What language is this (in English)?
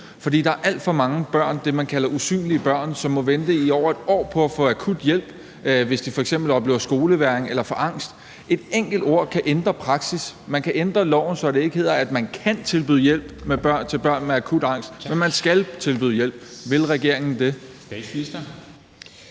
Danish